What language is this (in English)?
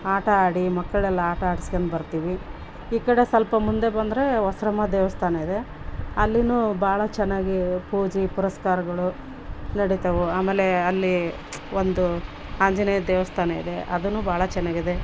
Kannada